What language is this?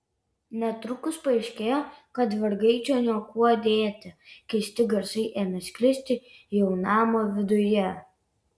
Lithuanian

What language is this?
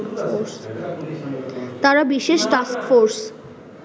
Bangla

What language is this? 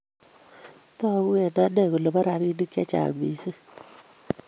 Kalenjin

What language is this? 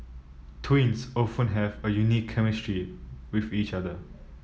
English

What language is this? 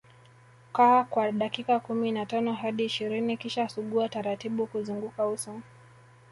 Swahili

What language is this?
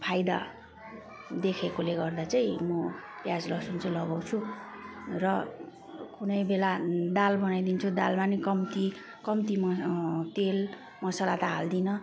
Nepali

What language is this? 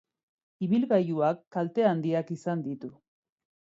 Basque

